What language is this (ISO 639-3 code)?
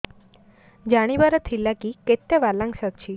ori